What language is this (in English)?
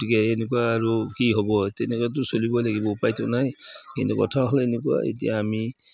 Assamese